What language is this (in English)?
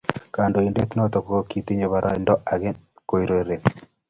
Kalenjin